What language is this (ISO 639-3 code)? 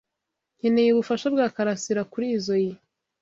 kin